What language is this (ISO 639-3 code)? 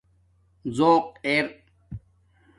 dmk